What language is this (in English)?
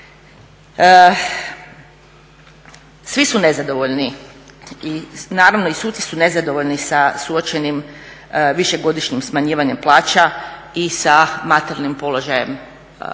Croatian